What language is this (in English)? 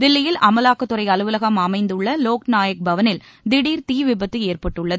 Tamil